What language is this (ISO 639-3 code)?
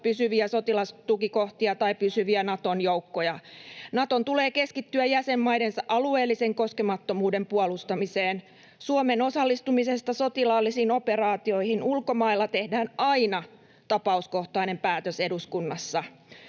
fin